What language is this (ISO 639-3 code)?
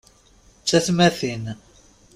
kab